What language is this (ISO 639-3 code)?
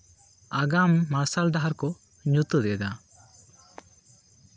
sat